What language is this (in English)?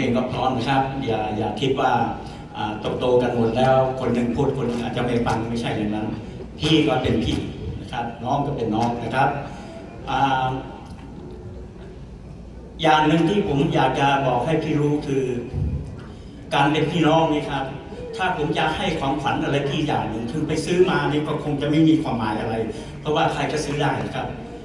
Thai